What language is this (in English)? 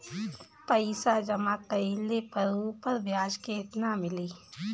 Bhojpuri